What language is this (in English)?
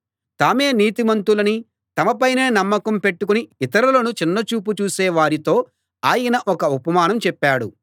Telugu